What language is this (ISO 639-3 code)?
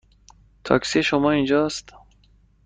fas